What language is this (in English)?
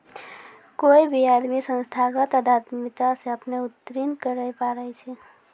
Maithili